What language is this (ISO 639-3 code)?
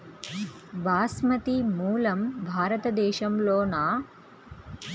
tel